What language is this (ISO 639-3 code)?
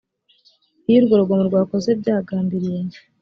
kin